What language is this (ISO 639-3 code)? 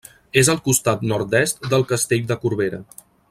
cat